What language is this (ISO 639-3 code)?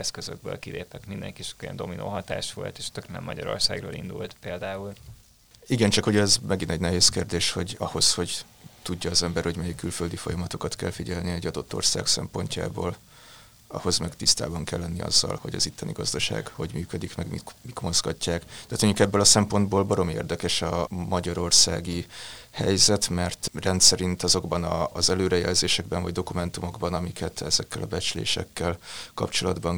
hun